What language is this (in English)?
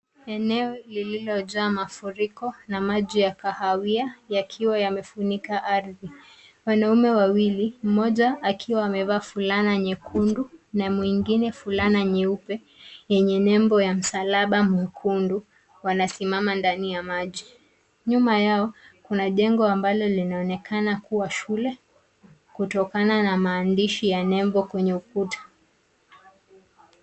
Swahili